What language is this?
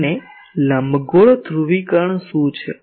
Gujarati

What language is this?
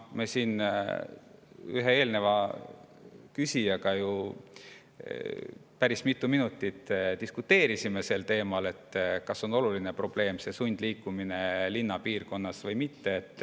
Estonian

